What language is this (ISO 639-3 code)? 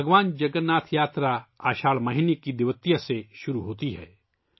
urd